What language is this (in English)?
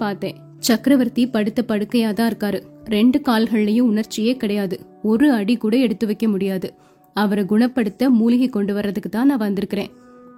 Tamil